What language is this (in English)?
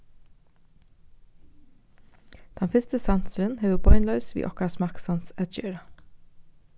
Faroese